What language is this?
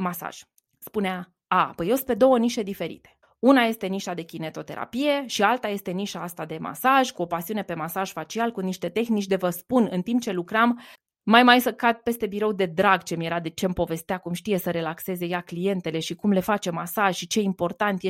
Romanian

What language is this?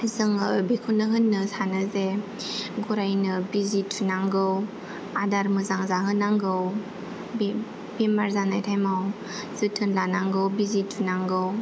Bodo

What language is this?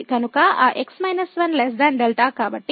Telugu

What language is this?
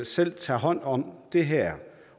Danish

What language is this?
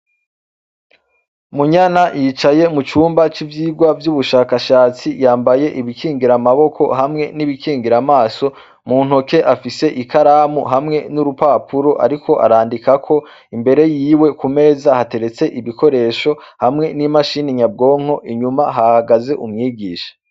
Rundi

